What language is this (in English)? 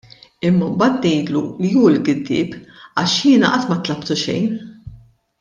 Maltese